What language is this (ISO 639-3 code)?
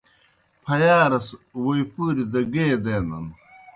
plk